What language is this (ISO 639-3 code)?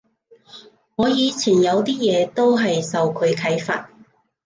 yue